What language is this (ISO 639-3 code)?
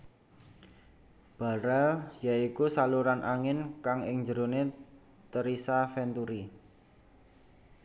jav